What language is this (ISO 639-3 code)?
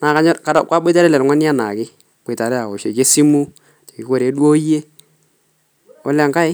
mas